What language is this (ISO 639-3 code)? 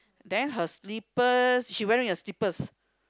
eng